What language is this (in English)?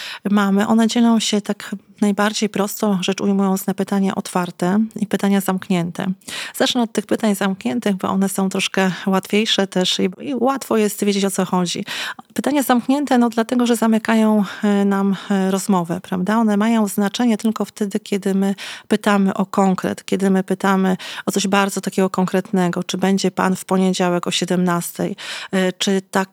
Polish